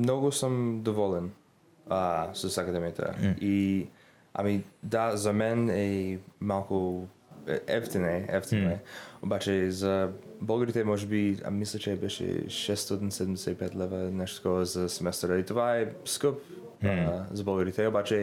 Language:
Bulgarian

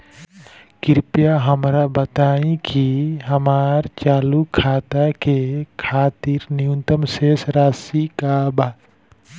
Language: Bhojpuri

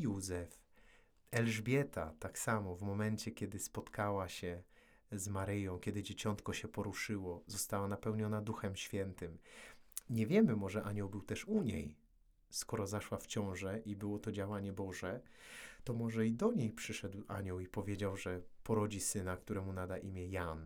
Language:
Polish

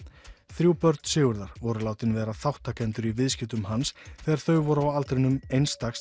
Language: Icelandic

